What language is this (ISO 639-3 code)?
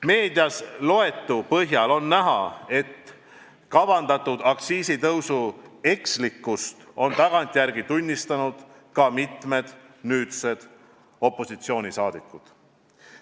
est